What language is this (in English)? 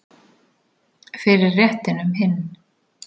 Icelandic